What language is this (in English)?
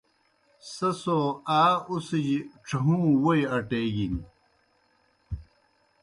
Kohistani Shina